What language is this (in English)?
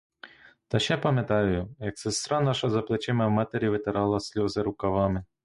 Ukrainian